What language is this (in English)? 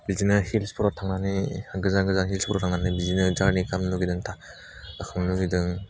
Bodo